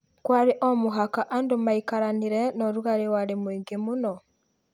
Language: Kikuyu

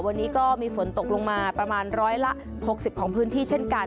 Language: Thai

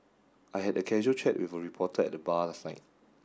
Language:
English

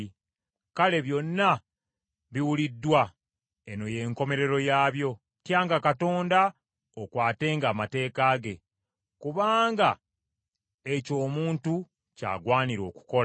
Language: Ganda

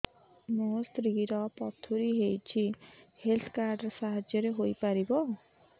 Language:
Odia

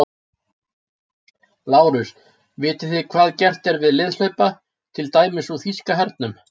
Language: Icelandic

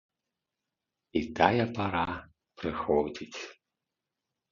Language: Belarusian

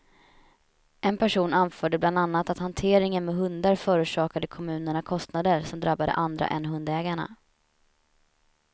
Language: Swedish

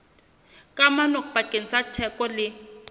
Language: Southern Sotho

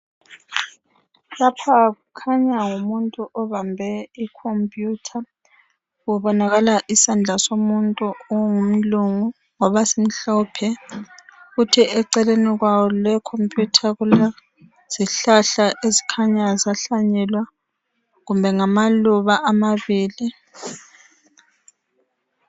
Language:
North Ndebele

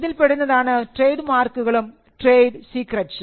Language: Malayalam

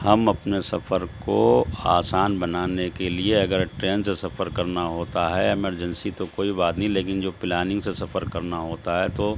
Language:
Urdu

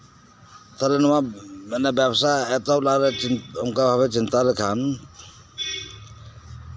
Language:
Santali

